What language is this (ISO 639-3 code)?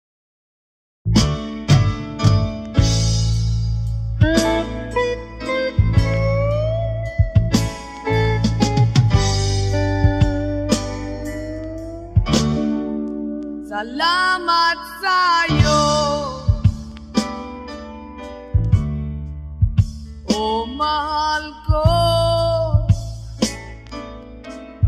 fil